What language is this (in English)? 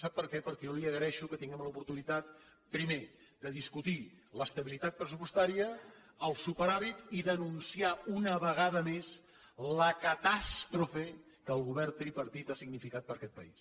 Catalan